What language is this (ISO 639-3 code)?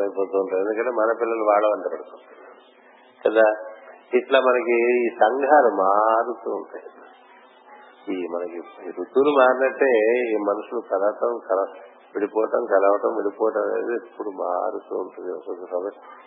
tel